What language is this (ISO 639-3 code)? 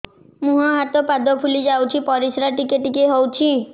ori